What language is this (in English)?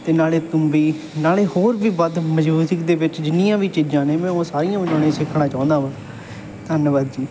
Punjabi